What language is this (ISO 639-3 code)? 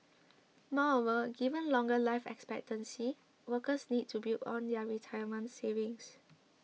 eng